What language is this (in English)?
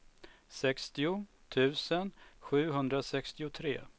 Swedish